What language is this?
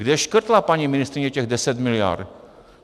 Czech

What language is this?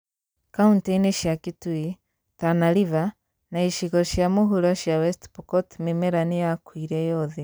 Kikuyu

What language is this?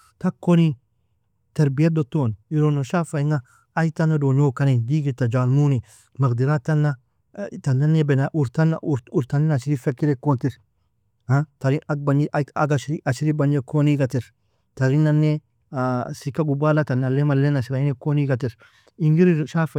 Nobiin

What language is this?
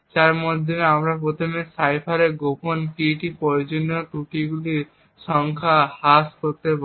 Bangla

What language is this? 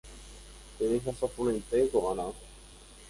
Guarani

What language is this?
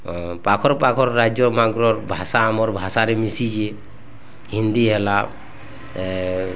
Odia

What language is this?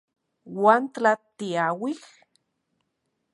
Central Puebla Nahuatl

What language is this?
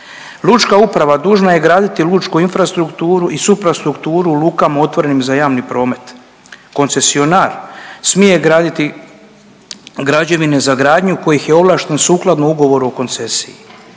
Croatian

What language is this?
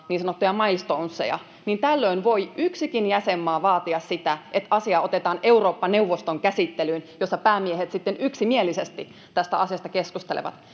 Finnish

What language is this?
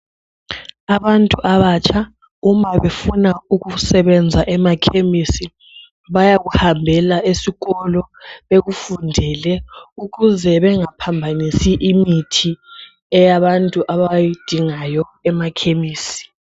North Ndebele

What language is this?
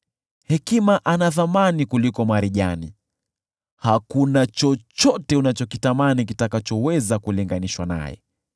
Swahili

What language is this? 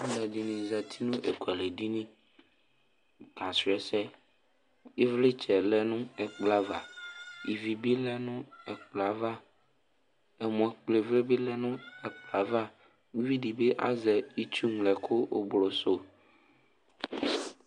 Ikposo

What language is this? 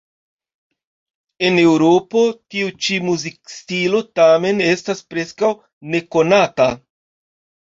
Esperanto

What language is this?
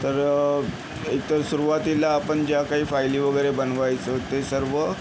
Marathi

